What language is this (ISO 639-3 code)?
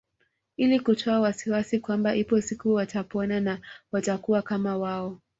swa